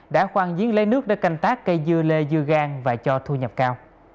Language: Vietnamese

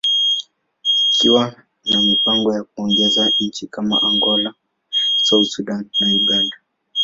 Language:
Swahili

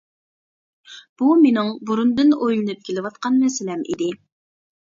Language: Uyghur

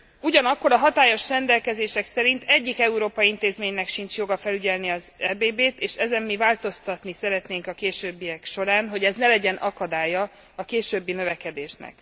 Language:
Hungarian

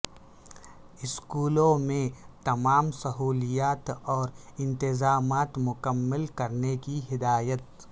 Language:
Urdu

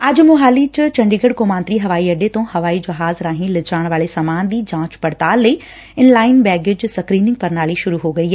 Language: Punjabi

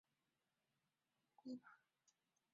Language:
Chinese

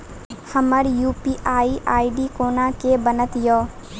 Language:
Maithili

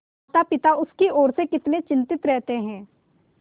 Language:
Hindi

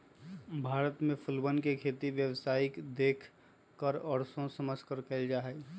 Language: Magahi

